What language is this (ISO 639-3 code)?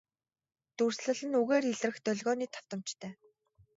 mon